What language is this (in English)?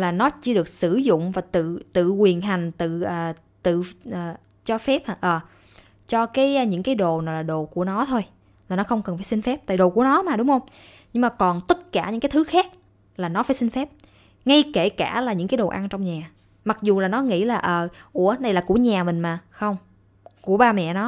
Vietnamese